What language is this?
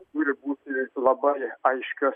Lithuanian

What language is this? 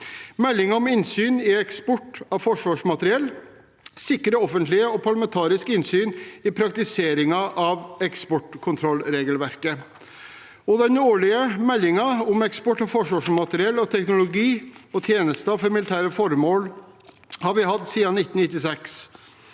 Norwegian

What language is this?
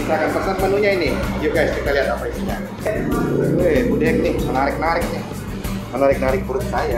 Indonesian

